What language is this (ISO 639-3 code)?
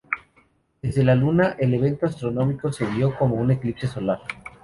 spa